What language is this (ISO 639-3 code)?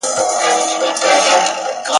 pus